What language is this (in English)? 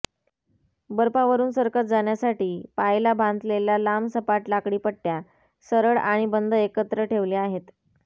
Marathi